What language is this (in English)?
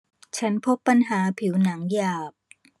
Thai